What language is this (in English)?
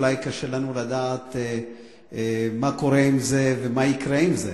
Hebrew